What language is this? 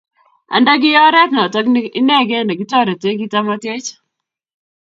Kalenjin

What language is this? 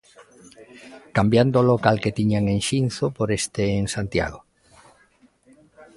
Galician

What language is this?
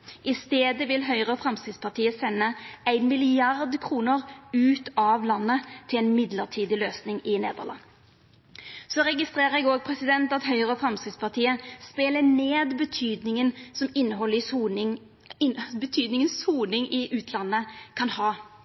Norwegian Nynorsk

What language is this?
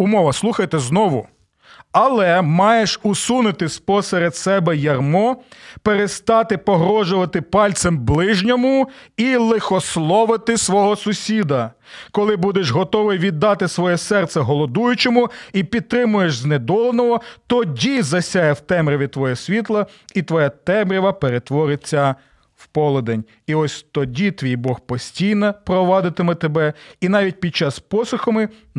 Ukrainian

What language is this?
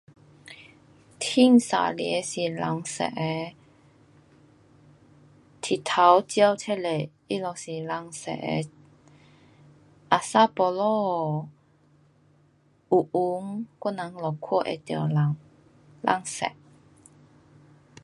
Pu-Xian Chinese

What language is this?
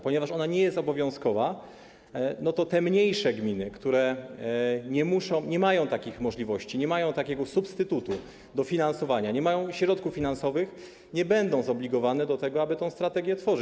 Polish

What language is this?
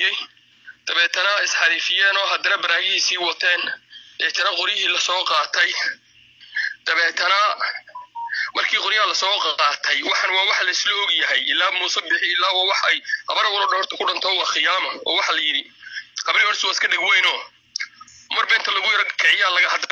Arabic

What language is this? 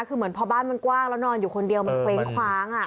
Thai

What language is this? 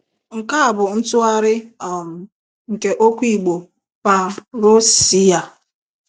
Igbo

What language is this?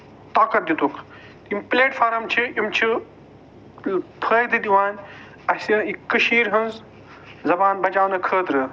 Kashmiri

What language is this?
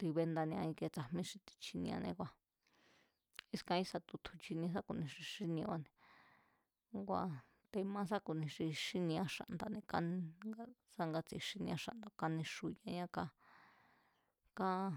Mazatlán Mazatec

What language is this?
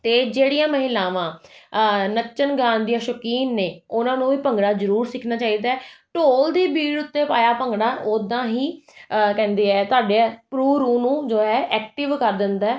Punjabi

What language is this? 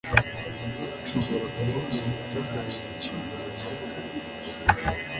Kinyarwanda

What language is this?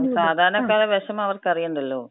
Malayalam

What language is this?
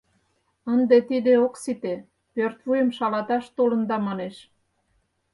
Mari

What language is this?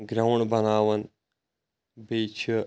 Kashmiri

